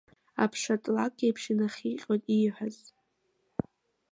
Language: Abkhazian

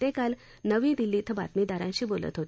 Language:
Marathi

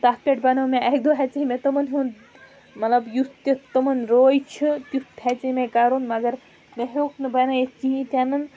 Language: Kashmiri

